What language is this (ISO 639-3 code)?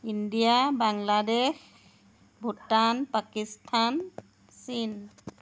asm